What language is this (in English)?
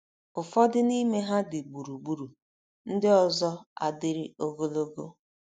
Igbo